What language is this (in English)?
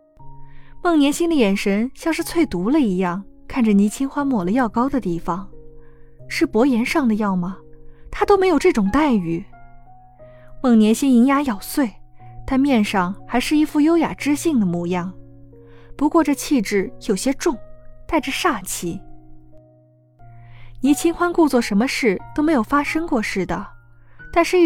Chinese